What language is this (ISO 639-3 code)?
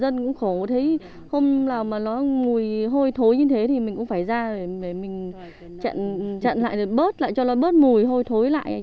vie